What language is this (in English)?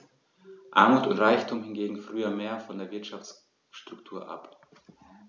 German